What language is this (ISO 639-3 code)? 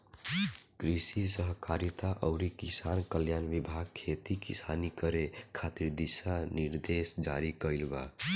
bho